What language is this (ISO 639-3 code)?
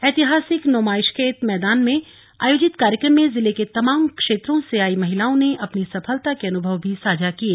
hin